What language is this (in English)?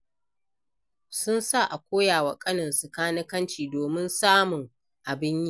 Hausa